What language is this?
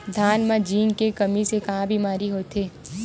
Chhattisgarhi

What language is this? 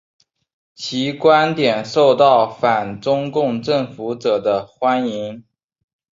Chinese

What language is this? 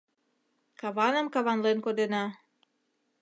Mari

